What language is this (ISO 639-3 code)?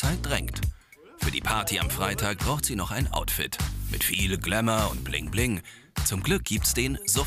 deu